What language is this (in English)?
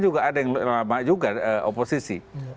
Indonesian